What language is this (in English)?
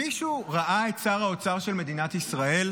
Hebrew